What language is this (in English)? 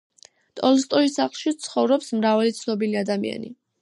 Georgian